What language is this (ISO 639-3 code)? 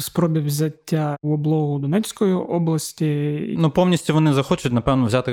ukr